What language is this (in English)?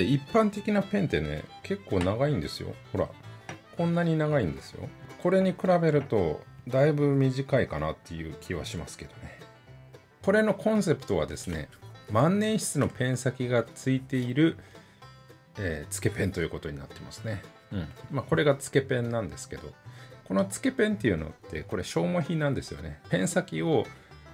Japanese